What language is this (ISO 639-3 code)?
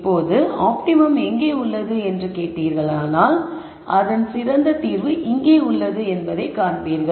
tam